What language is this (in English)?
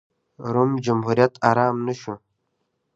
Pashto